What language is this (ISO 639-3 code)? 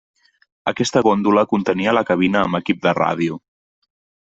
cat